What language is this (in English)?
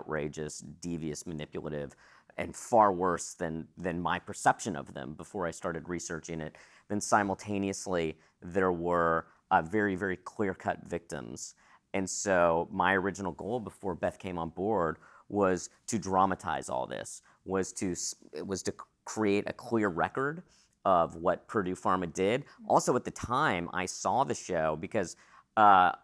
English